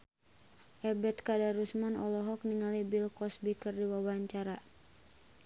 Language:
Sundanese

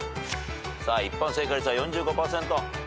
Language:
Japanese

